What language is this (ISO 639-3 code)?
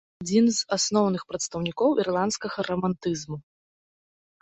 bel